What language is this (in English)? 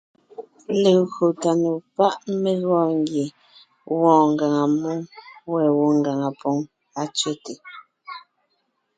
Ngiemboon